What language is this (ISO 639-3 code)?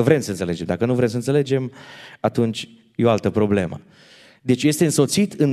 ron